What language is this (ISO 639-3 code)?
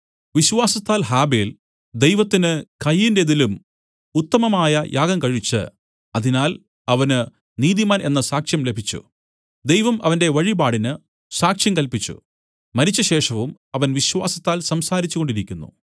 mal